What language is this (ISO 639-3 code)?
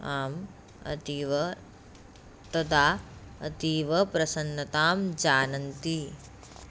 san